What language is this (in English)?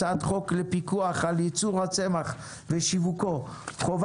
Hebrew